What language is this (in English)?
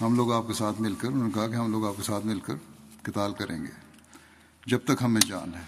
Urdu